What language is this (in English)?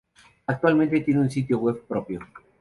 Spanish